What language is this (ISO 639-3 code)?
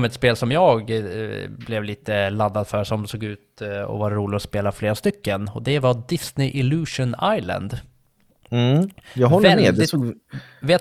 swe